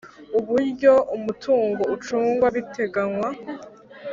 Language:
Kinyarwanda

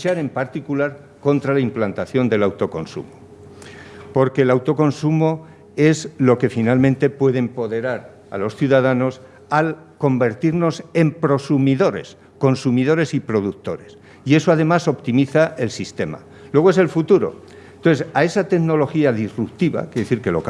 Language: Spanish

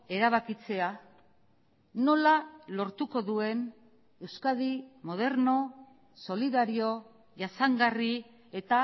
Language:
Basque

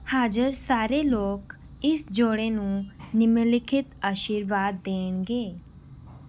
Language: Punjabi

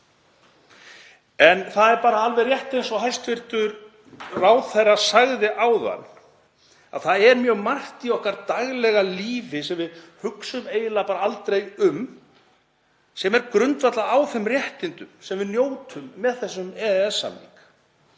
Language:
Icelandic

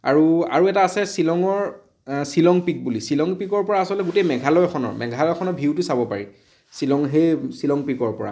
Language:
Assamese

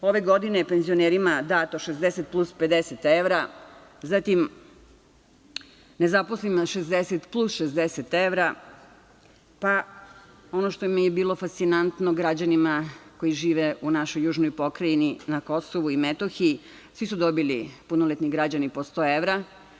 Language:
Serbian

